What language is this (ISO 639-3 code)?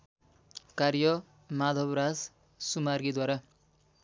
nep